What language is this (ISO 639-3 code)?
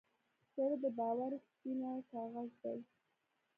pus